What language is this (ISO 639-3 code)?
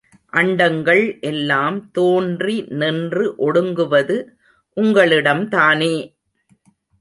tam